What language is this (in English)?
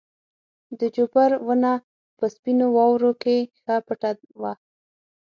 Pashto